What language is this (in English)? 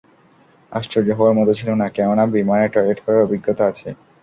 Bangla